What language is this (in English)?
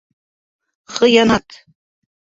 Bashkir